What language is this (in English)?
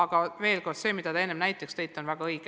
Estonian